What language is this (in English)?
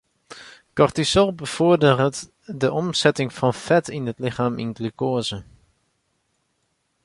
Western Frisian